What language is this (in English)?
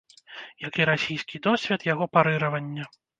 Belarusian